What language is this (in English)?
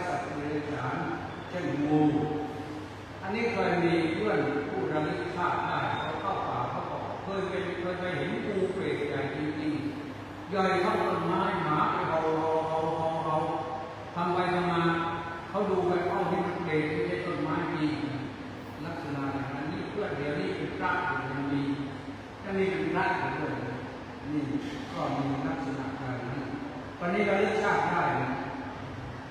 Thai